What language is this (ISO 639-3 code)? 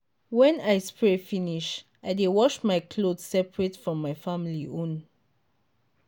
pcm